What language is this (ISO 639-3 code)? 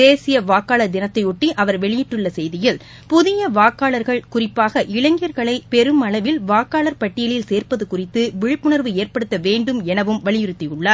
tam